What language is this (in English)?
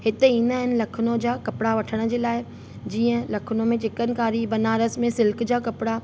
Sindhi